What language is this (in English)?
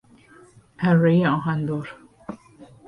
Persian